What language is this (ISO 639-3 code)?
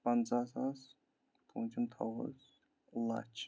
kas